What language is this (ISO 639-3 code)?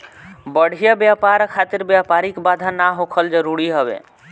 bho